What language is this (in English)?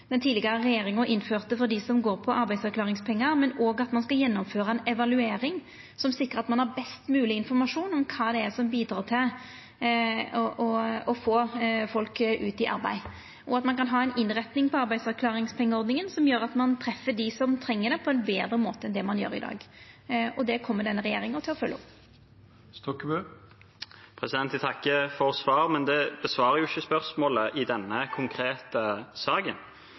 Norwegian